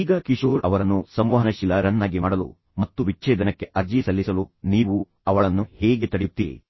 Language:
Kannada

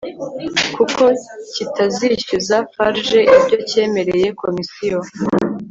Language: Kinyarwanda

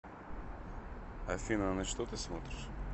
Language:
Russian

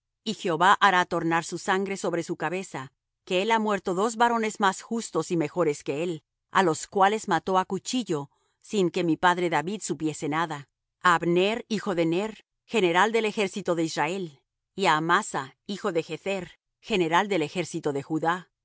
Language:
Spanish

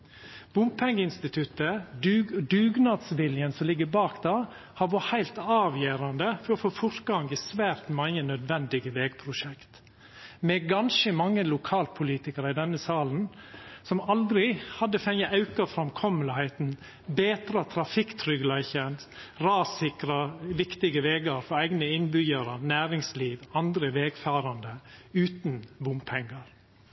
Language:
Norwegian Nynorsk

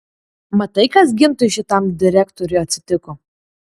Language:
Lithuanian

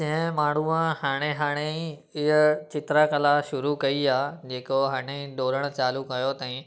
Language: Sindhi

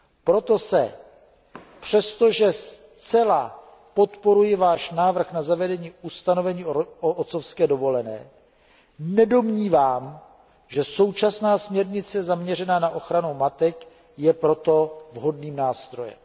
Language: Czech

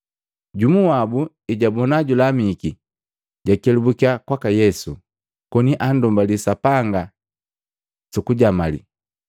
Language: Matengo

